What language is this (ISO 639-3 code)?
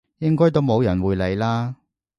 yue